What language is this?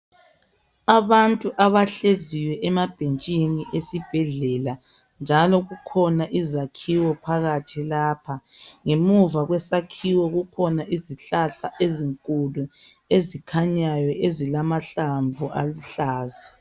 North Ndebele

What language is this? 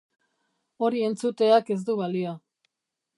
Basque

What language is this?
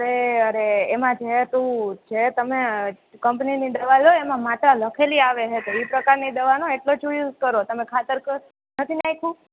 Gujarati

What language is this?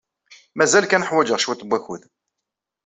Kabyle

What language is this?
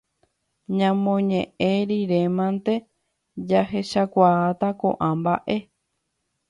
Guarani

